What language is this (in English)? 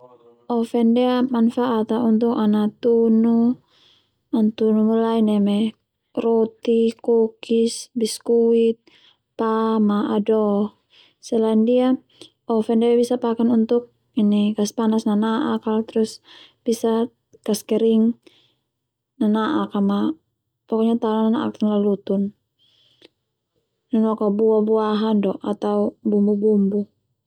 Termanu